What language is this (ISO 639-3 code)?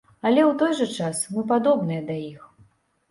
bel